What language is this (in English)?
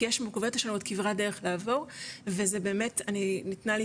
Hebrew